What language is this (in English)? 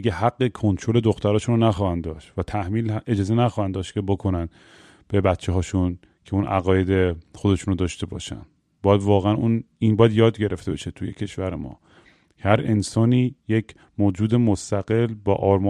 Persian